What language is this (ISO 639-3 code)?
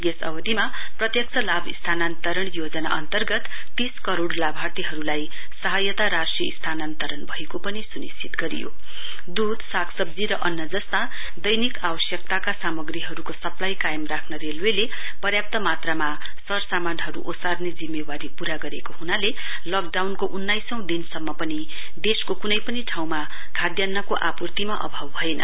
nep